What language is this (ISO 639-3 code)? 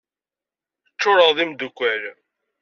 kab